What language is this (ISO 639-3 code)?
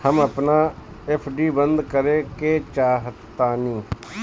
bho